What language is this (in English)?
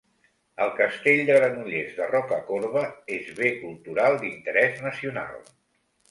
Catalan